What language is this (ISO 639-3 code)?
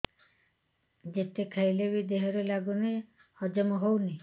ori